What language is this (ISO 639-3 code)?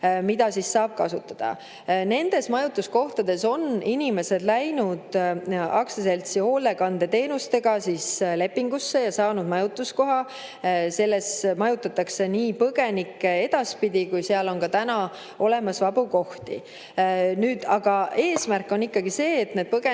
est